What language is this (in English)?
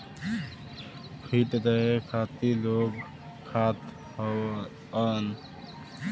Bhojpuri